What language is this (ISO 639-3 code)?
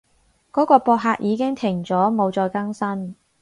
yue